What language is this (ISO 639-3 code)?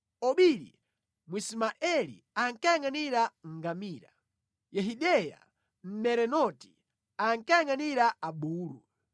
nya